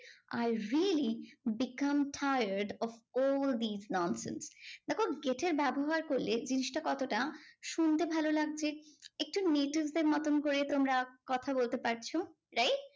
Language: Bangla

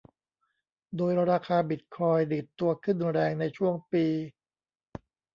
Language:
Thai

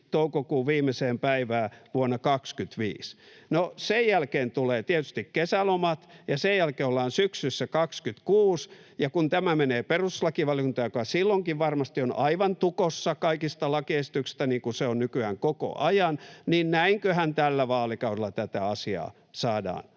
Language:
Finnish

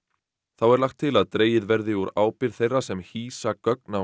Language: Icelandic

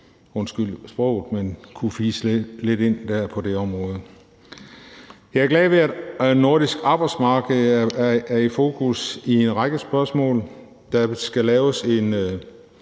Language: Danish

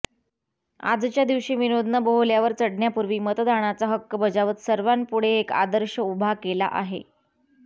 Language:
Marathi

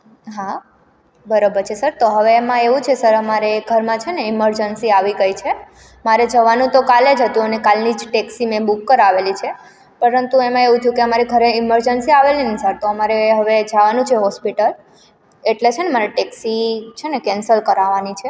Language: Gujarati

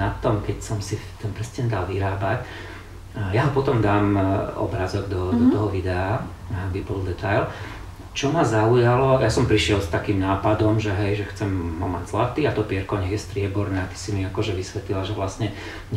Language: Slovak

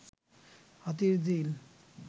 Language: Bangla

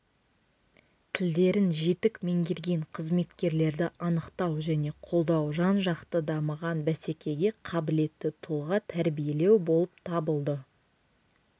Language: Kazakh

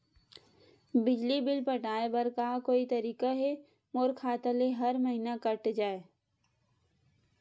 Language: Chhattisgarhi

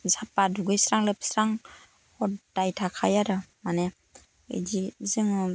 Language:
Bodo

